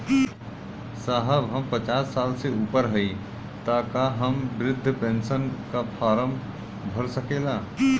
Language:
Bhojpuri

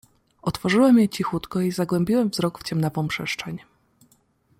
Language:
Polish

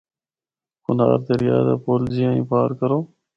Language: Northern Hindko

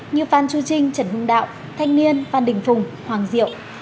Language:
Vietnamese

